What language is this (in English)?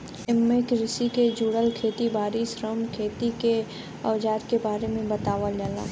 Bhojpuri